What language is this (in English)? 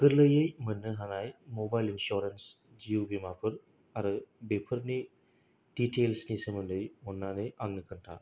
Bodo